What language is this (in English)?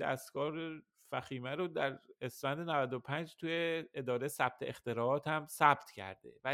Persian